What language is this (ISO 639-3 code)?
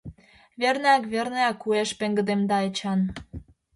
chm